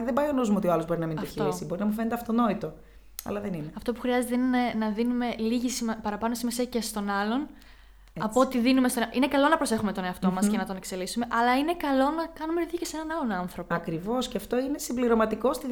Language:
Greek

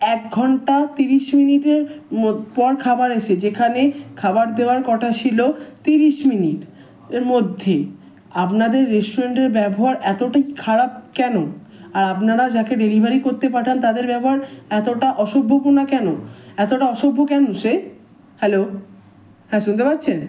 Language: Bangla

